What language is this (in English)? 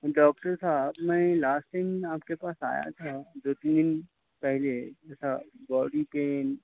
Urdu